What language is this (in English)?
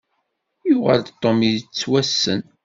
Kabyle